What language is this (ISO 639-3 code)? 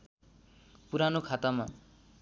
nep